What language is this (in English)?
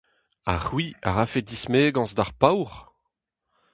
Breton